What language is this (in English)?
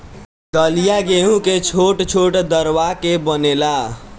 Bhojpuri